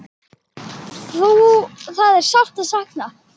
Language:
Icelandic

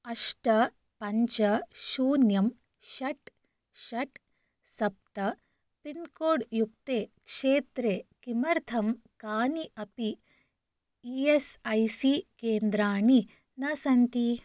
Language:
Sanskrit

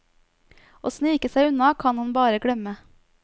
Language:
Norwegian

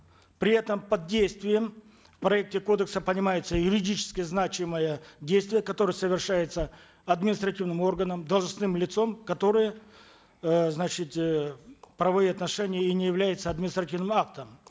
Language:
Kazakh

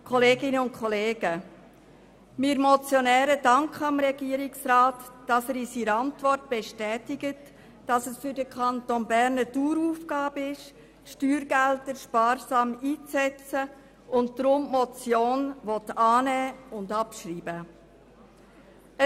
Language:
Swiss German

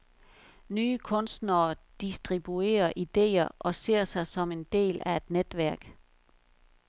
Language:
Danish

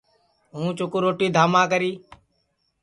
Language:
Sansi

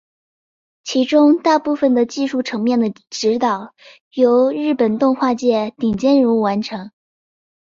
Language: Chinese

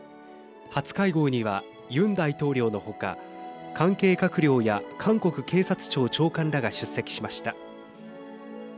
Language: Japanese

